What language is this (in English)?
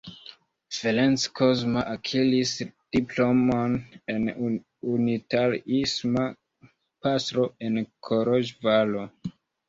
Esperanto